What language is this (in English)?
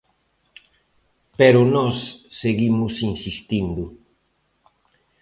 Galician